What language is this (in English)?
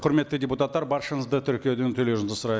Kazakh